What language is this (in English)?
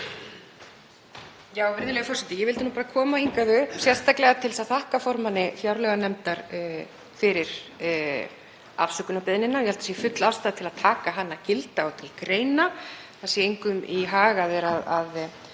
Icelandic